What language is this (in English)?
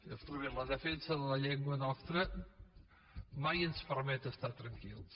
Catalan